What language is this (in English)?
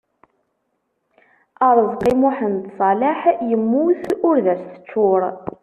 Kabyle